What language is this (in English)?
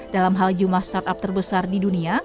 Indonesian